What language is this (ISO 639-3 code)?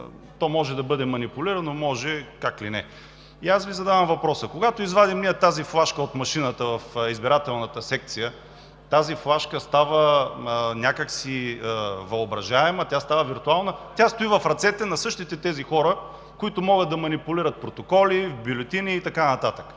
bul